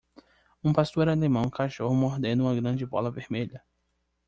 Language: Portuguese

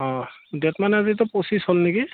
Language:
Assamese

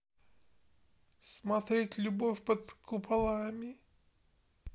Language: Russian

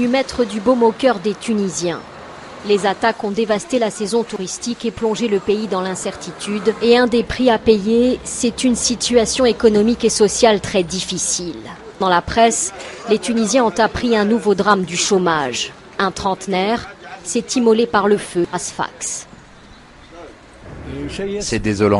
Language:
French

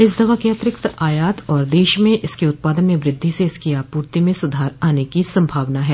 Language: Hindi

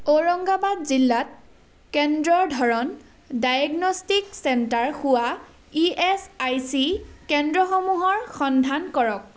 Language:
Assamese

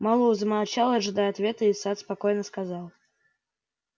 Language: Russian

